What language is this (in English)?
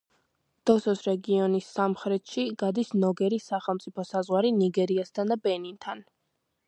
Georgian